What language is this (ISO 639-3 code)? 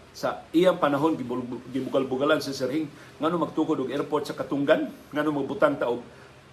fil